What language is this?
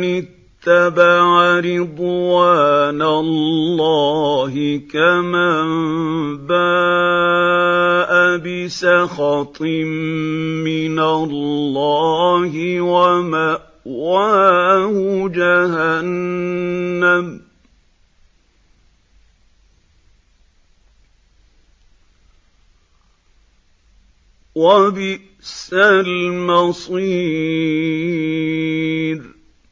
Arabic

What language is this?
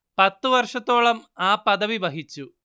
Malayalam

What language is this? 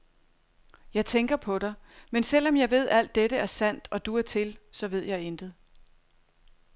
Danish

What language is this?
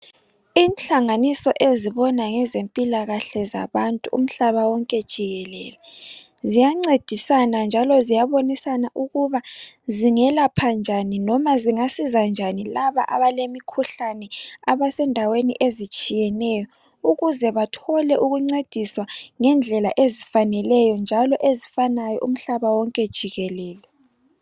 North Ndebele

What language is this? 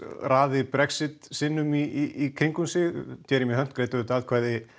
Icelandic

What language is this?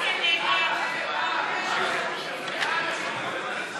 Hebrew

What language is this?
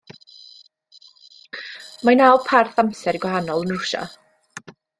Welsh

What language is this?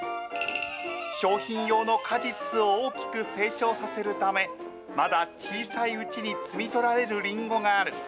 Japanese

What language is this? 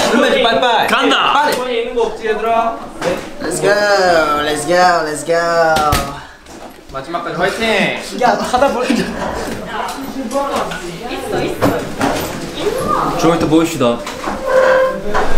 Korean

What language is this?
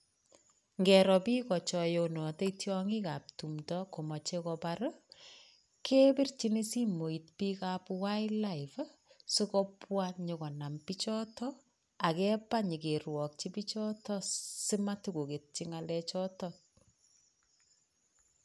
Kalenjin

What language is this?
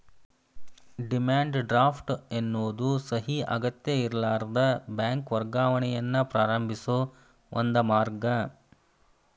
Kannada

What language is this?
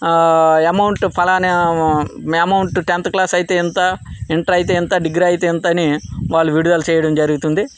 Telugu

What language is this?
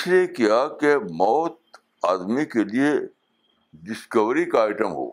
Urdu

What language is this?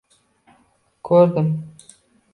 Uzbek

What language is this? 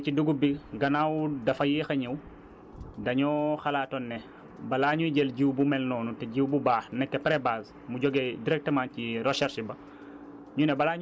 Wolof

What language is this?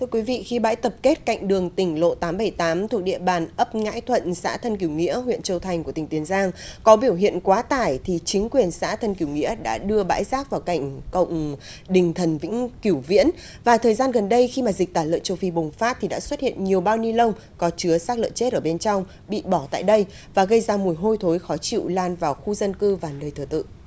Vietnamese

